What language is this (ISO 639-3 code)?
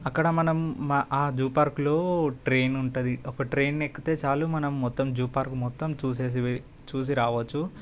tel